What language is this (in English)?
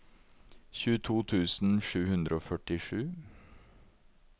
Norwegian